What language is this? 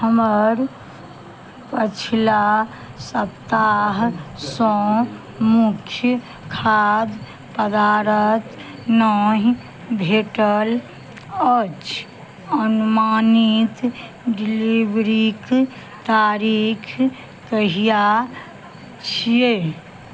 Maithili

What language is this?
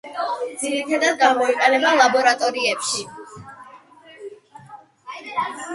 Georgian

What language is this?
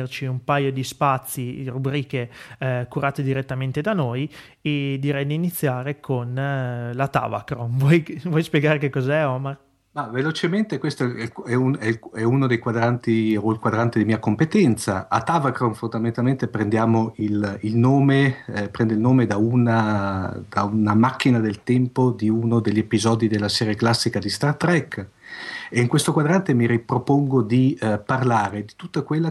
Italian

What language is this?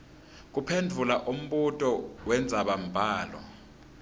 Swati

